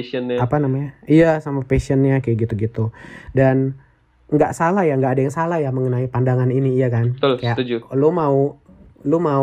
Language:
Indonesian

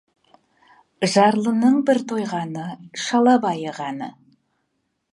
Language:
Kazakh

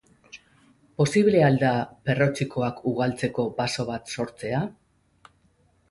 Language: Basque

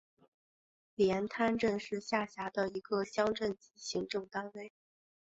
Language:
Chinese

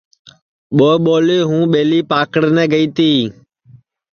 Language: Sansi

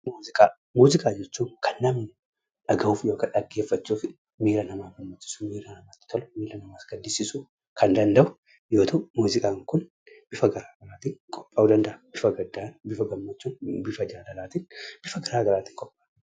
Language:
Oromo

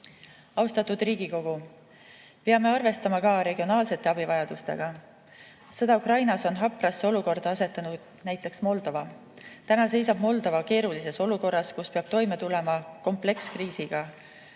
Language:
Estonian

